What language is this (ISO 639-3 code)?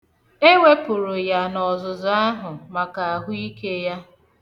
ibo